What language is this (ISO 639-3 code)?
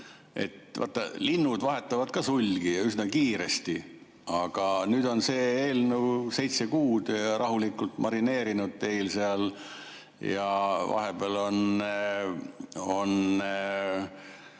est